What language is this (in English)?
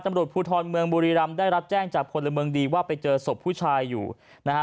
Thai